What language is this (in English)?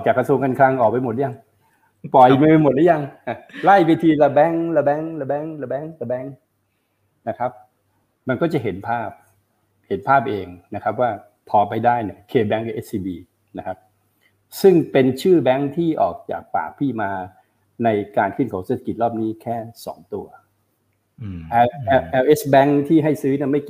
Thai